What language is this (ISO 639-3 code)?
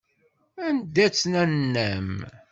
kab